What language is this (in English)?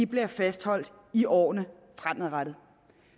Danish